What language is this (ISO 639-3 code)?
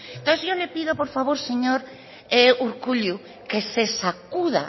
spa